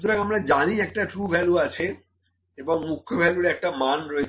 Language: Bangla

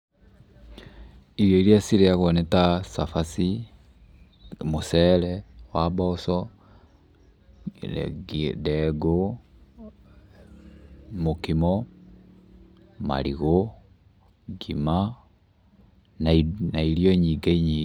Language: Kikuyu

